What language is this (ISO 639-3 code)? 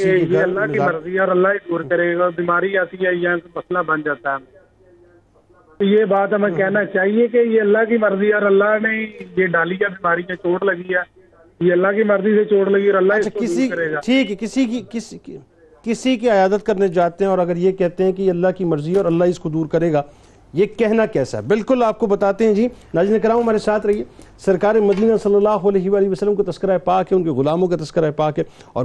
urd